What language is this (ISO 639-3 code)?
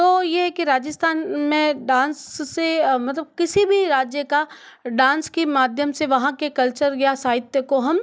hin